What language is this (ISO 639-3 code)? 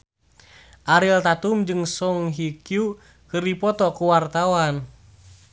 sun